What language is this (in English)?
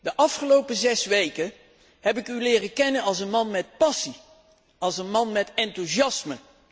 Dutch